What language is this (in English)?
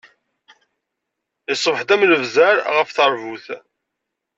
Kabyle